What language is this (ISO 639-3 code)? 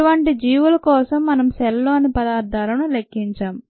tel